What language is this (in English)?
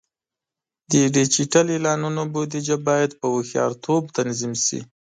Pashto